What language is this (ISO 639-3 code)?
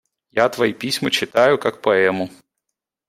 rus